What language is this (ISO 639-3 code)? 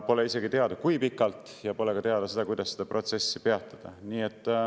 est